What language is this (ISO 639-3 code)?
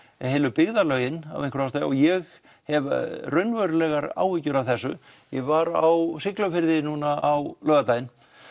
isl